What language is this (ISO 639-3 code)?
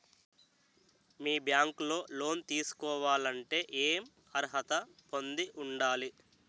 tel